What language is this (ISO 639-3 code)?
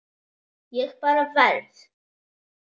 isl